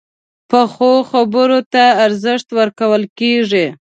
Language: Pashto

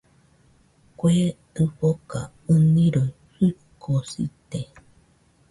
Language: Nüpode Huitoto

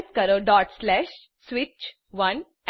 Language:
Gujarati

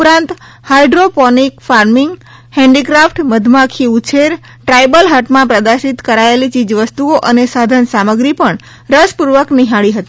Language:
Gujarati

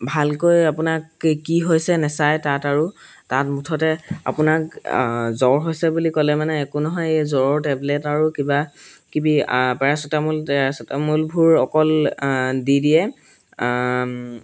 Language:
Assamese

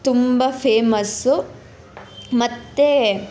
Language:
Kannada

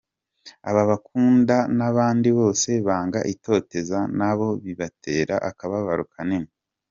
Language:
Kinyarwanda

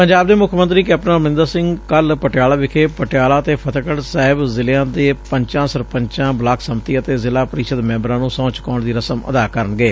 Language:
Punjabi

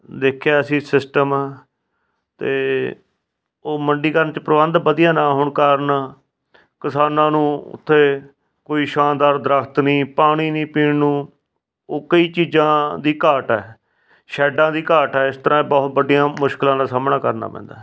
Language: Punjabi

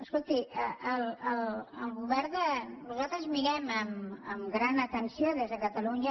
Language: Catalan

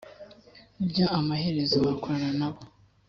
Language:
Kinyarwanda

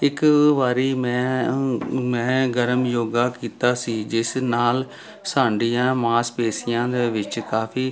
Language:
Punjabi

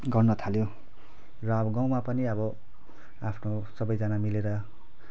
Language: Nepali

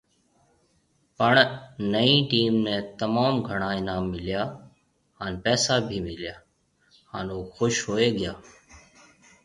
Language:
Marwari (Pakistan)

